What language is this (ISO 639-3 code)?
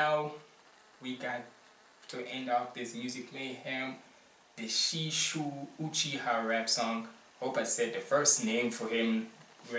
eng